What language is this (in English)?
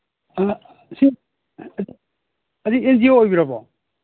Manipuri